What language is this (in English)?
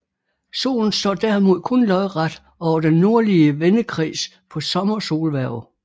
Danish